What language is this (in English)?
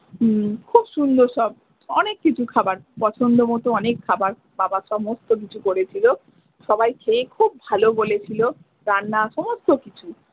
Bangla